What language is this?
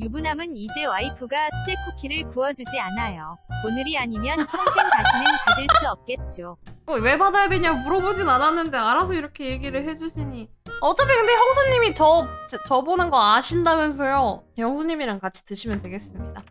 Korean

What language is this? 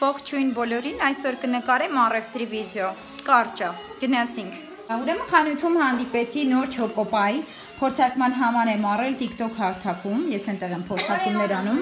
Romanian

